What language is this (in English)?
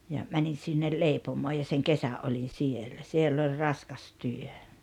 Finnish